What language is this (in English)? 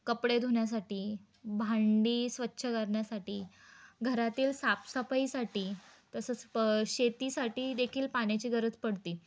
Marathi